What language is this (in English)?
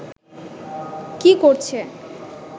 Bangla